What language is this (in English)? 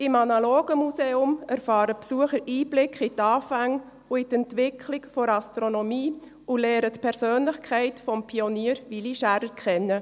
Swiss German